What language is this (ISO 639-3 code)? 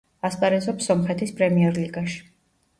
kat